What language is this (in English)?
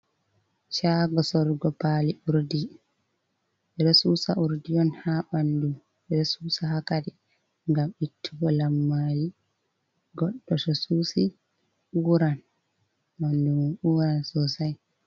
Fula